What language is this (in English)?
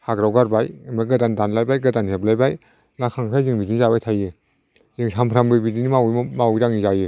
Bodo